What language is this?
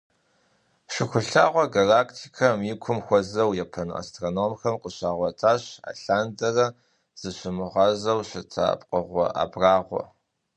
Kabardian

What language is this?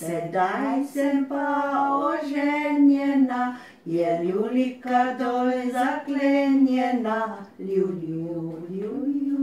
Ukrainian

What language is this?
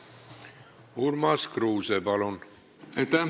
Estonian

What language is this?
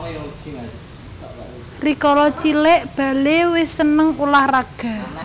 Javanese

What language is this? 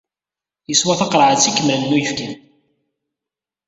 Kabyle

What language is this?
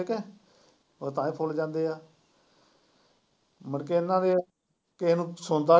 Punjabi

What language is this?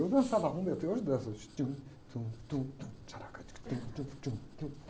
Portuguese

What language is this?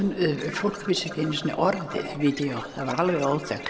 Icelandic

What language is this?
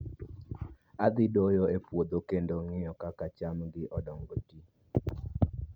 Luo (Kenya and Tanzania)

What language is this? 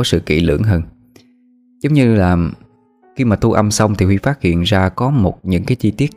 Vietnamese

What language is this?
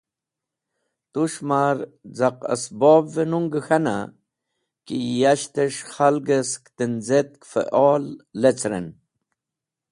Wakhi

